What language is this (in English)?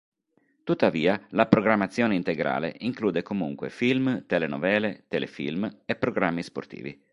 Italian